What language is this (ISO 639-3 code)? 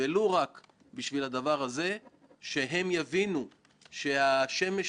heb